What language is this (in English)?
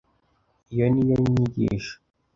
Kinyarwanda